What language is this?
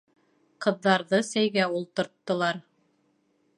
Bashkir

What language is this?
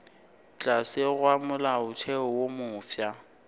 Northern Sotho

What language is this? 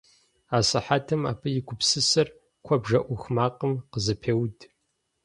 Kabardian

